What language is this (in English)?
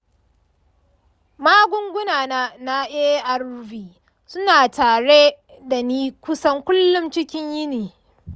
Hausa